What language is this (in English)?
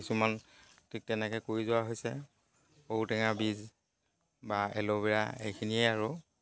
Assamese